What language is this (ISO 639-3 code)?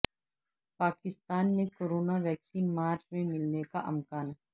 urd